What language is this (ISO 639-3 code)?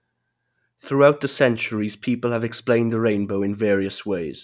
eng